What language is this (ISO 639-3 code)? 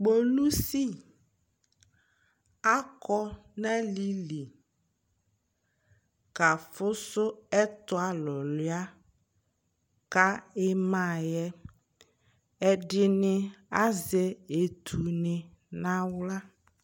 kpo